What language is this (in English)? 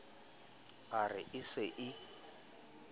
Southern Sotho